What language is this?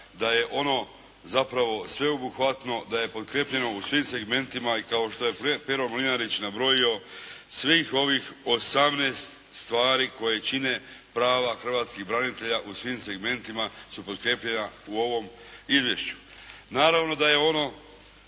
Croatian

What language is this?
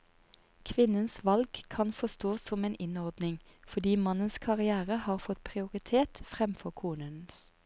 Norwegian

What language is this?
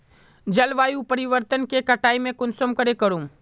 Magahi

